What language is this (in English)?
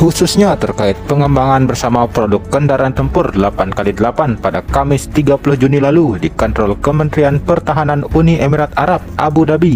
Indonesian